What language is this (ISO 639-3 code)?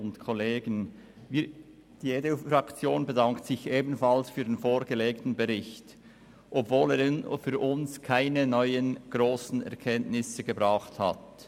gsw